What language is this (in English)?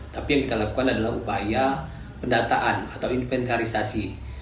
Indonesian